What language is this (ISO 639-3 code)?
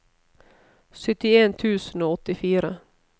nor